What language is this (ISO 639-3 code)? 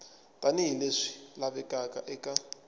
tso